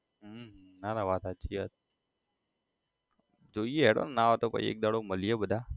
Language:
Gujarati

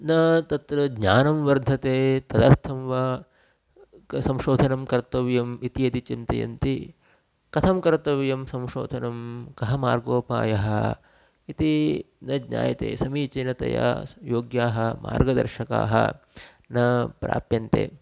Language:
Sanskrit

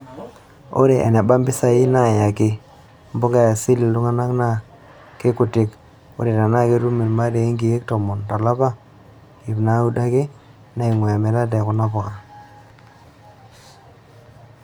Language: Masai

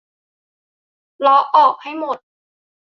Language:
Thai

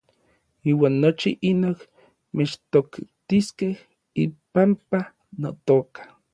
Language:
Orizaba Nahuatl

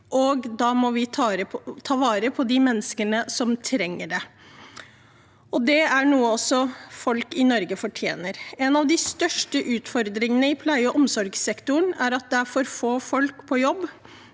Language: Norwegian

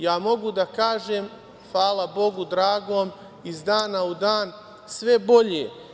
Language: Serbian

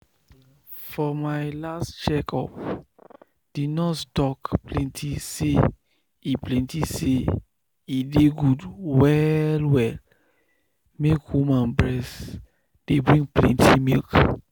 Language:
Nigerian Pidgin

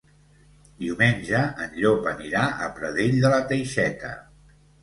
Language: Catalan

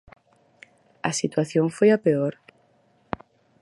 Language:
Galician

